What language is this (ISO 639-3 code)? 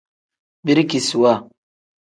kdh